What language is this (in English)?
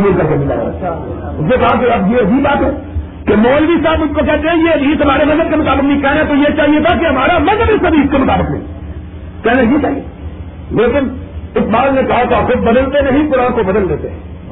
Urdu